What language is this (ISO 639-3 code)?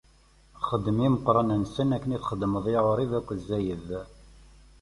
kab